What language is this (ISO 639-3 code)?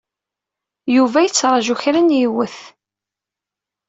kab